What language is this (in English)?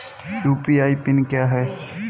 Hindi